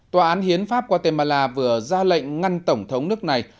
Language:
Vietnamese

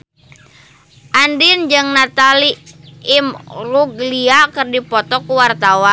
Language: Sundanese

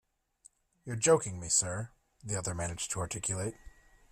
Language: English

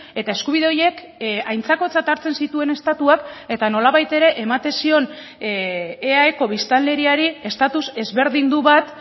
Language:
Basque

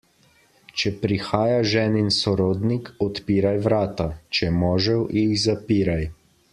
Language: Slovenian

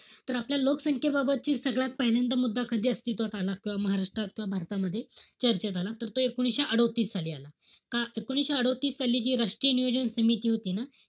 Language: Marathi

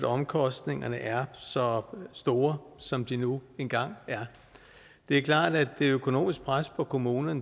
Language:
Danish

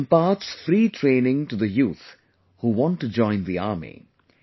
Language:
English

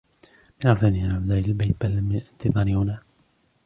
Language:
Arabic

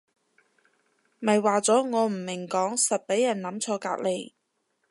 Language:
Cantonese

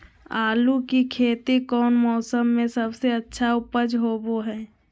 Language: Magahi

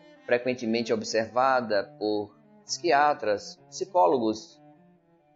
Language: Portuguese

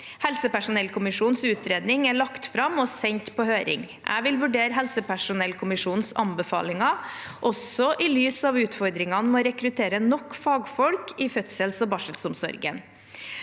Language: Norwegian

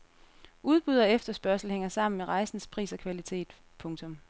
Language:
Danish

